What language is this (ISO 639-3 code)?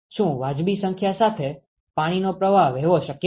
guj